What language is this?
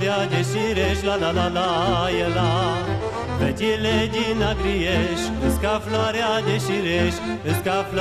Romanian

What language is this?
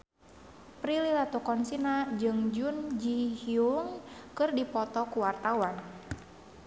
Sundanese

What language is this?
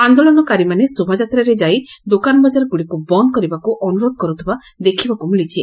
Odia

